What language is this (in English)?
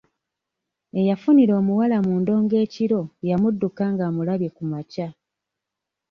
Ganda